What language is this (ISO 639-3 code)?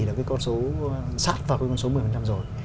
vie